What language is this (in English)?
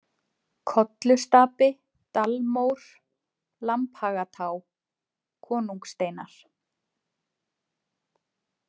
Icelandic